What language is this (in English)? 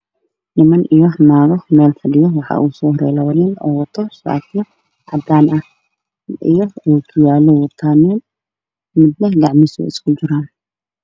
Somali